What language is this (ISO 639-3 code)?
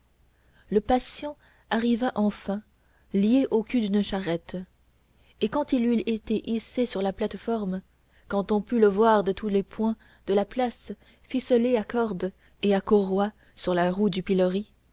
fra